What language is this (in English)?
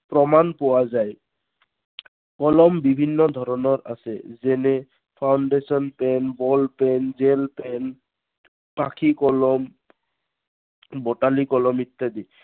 Assamese